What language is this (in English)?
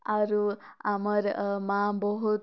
Odia